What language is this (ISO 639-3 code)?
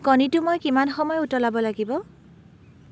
asm